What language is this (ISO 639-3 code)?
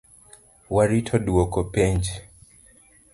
luo